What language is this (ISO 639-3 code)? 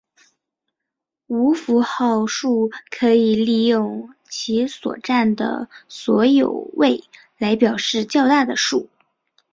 zho